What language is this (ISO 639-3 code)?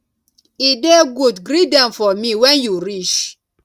pcm